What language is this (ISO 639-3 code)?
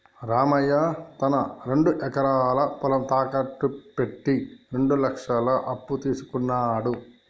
tel